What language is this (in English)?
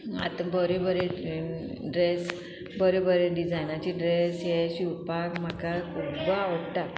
Konkani